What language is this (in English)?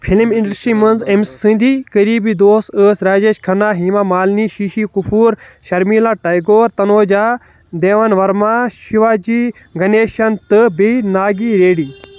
Kashmiri